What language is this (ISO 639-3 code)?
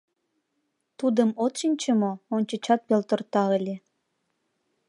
chm